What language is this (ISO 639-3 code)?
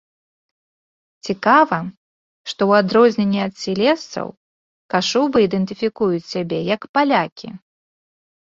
bel